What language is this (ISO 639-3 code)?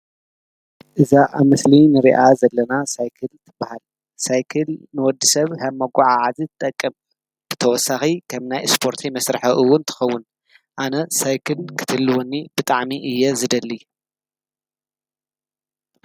tir